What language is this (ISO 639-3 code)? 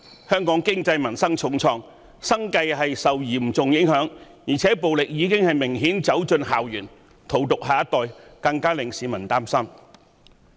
yue